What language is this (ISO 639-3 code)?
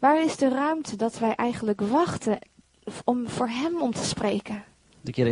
nld